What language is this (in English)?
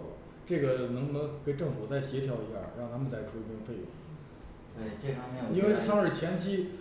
Chinese